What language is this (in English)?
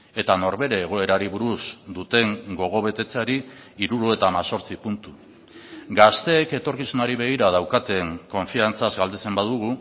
Basque